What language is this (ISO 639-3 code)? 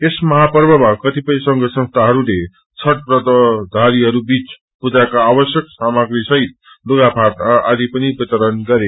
nep